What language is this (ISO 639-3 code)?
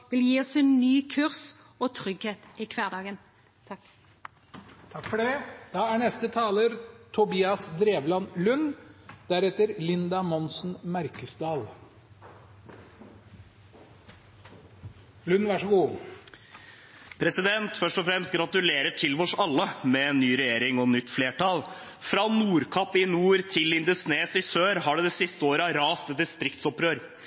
nor